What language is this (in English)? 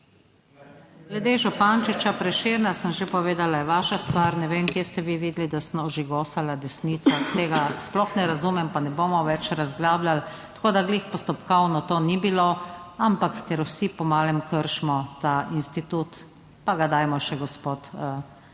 Slovenian